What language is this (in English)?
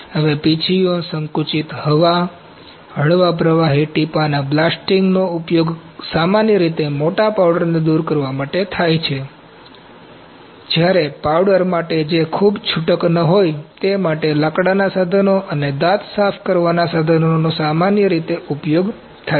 Gujarati